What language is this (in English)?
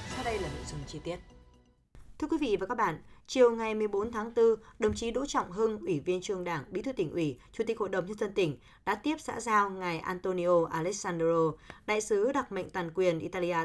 Vietnamese